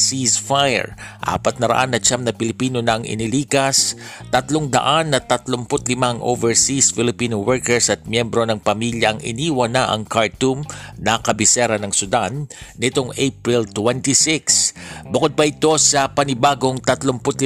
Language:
Filipino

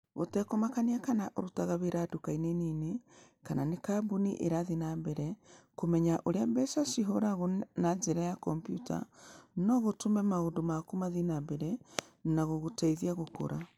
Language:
Kikuyu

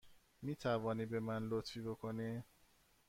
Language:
Persian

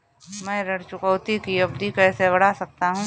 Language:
Hindi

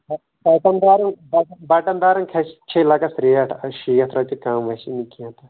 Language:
Kashmiri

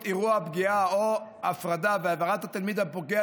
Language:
Hebrew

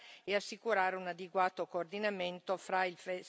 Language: Italian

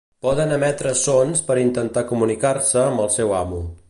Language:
Catalan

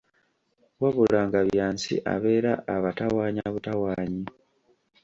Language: Ganda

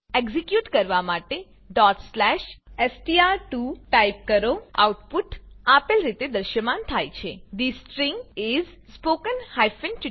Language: Gujarati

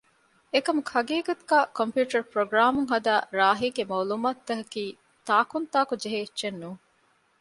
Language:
Divehi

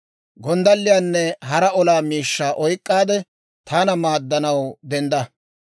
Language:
Dawro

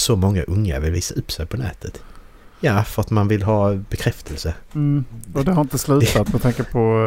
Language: Swedish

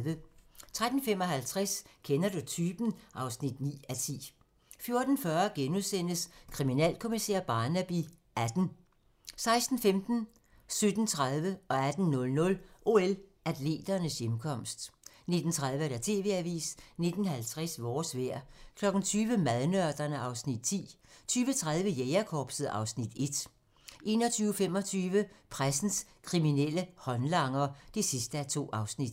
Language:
Danish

